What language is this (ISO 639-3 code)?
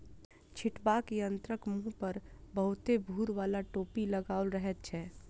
mai